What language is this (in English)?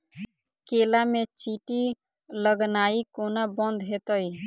Maithili